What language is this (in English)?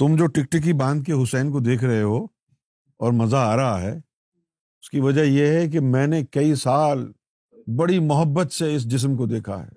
Urdu